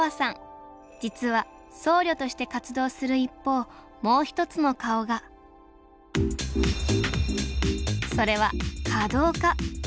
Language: Japanese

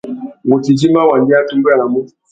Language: Tuki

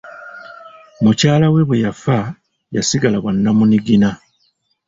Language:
Ganda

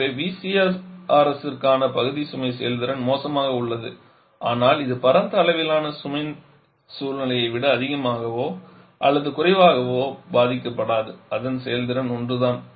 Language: Tamil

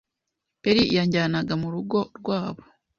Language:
Kinyarwanda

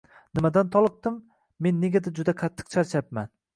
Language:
Uzbek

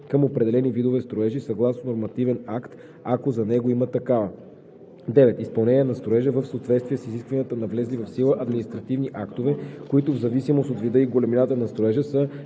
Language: Bulgarian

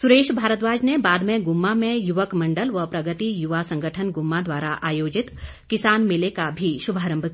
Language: Hindi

